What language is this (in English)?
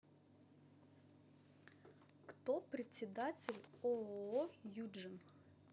Russian